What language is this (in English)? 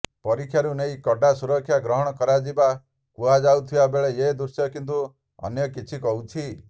Odia